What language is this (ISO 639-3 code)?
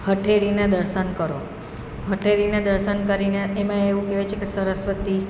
guj